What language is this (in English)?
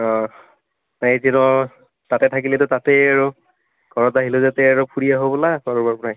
Assamese